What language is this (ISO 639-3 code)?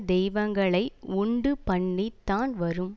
tam